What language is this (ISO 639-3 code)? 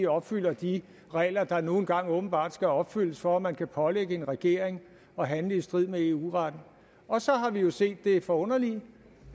dan